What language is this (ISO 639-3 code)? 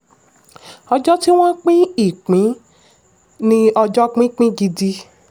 yor